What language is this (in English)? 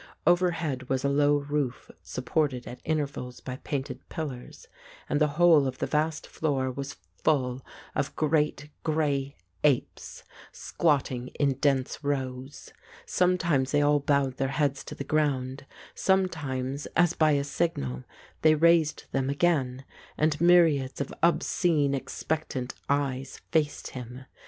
English